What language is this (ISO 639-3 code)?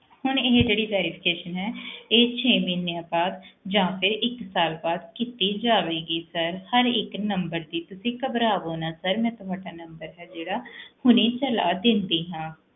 pan